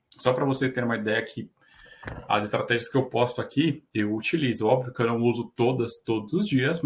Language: Portuguese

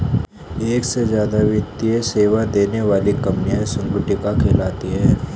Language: Hindi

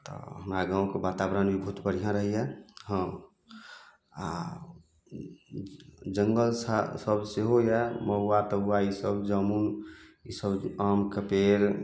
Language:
Maithili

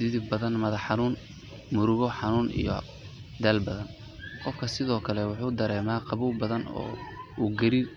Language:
Somali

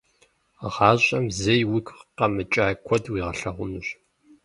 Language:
Kabardian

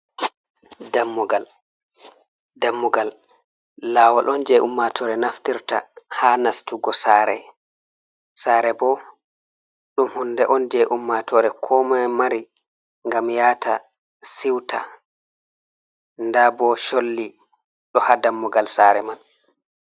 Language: Fula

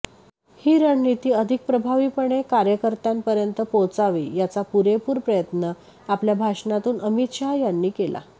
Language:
Marathi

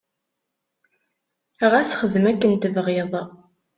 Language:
Kabyle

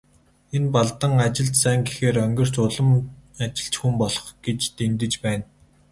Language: Mongolian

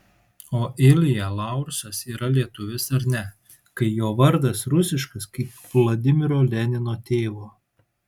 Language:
Lithuanian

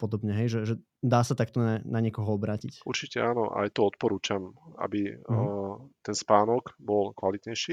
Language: Slovak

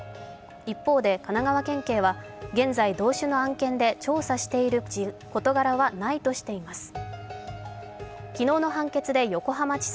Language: Japanese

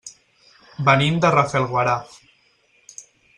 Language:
Catalan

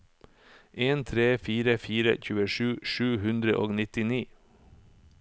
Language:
Norwegian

